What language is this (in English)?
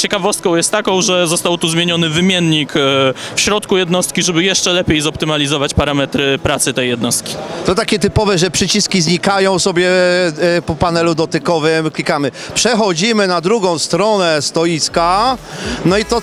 Polish